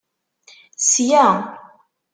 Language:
Kabyle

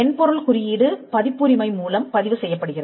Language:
Tamil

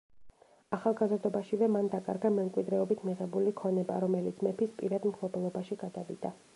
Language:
Georgian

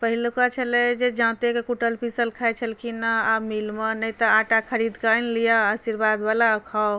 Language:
Maithili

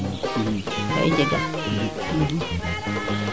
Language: Serer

